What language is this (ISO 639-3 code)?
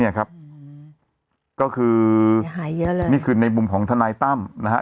tha